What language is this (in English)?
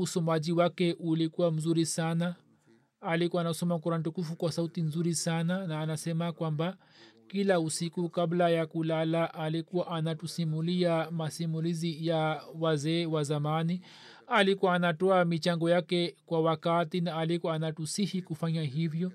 Swahili